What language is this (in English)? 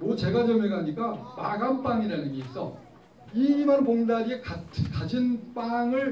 Korean